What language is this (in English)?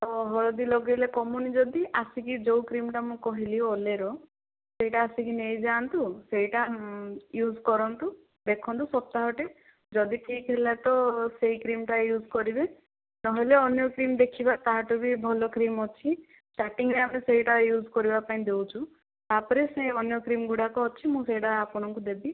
Odia